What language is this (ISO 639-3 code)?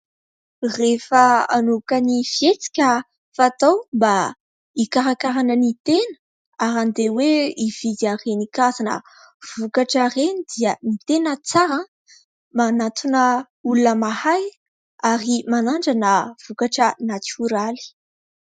mlg